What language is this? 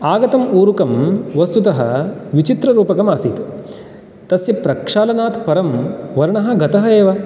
Sanskrit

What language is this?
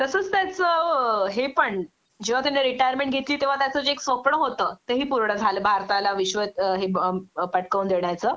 Marathi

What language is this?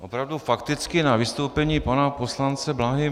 Czech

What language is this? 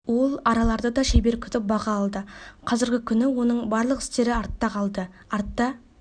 Kazakh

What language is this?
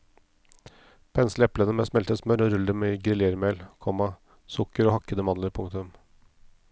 Norwegian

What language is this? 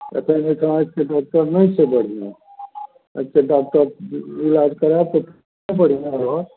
Maithili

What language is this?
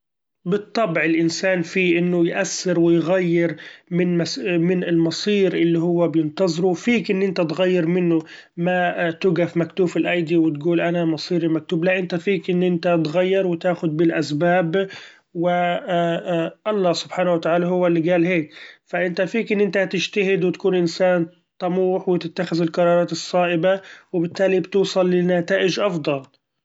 Gulf Arabic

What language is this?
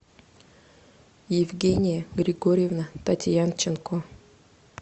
Russian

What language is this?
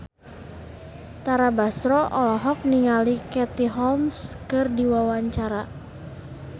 Sundanese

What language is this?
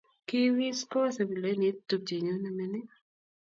Kalenjin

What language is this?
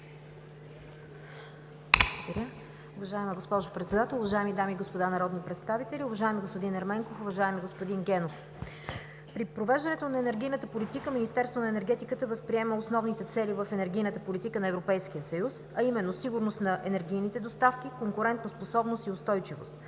Bulgarian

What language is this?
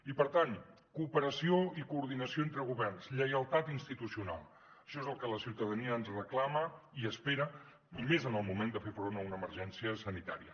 Catalan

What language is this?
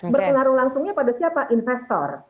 Indonesian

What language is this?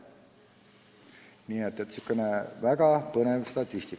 Estonian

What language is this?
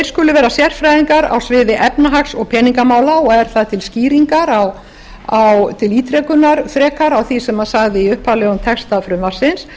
Icelandic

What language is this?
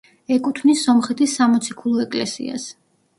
Georgian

